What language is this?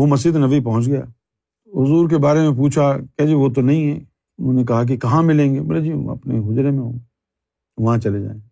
Urdu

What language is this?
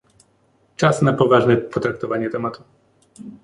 Polish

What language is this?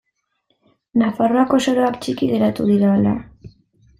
Basque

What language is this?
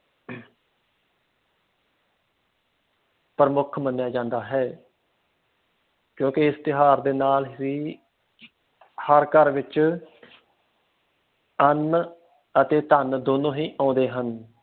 Punjabi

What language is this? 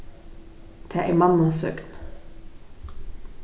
Faroese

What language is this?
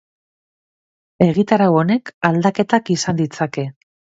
Basque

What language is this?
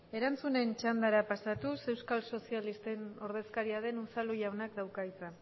Basque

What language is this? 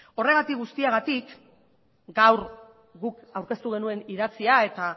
Basque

